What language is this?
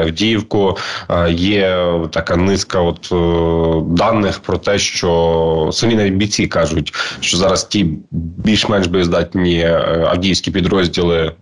Ukrainian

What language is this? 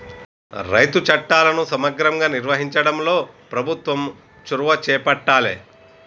Telugu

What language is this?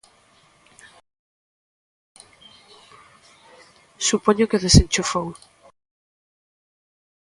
Galician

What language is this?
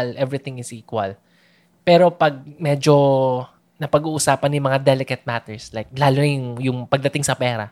Filipino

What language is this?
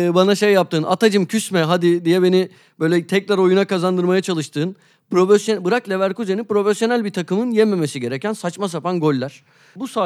Turkish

